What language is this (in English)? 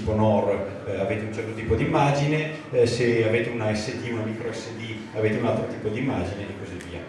Italian